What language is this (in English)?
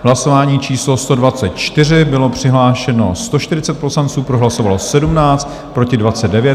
Czech